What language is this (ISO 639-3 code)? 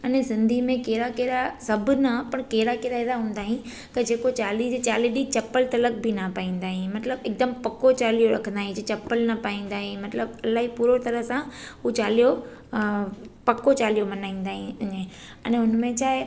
snd